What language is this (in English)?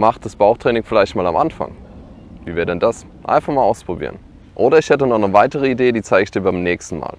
German